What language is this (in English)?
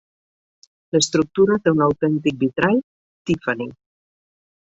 Catalan